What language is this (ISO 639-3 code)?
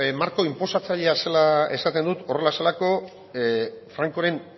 eus